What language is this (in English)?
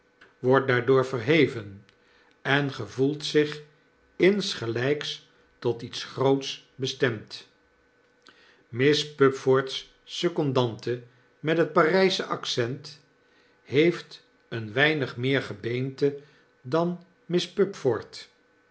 Dutch